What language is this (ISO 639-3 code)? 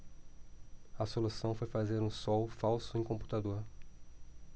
por